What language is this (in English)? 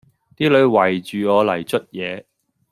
Cantonese